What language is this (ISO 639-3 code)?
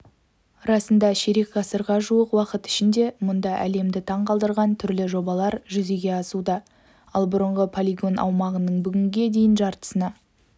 kaz